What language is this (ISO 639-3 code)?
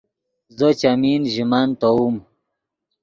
ydg